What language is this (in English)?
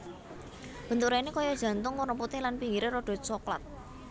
Javanese